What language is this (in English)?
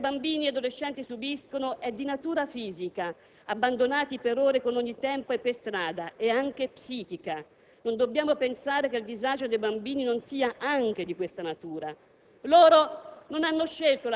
Italian